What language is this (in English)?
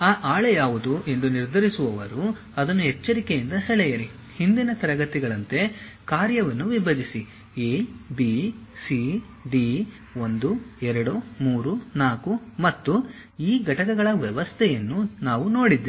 Kannada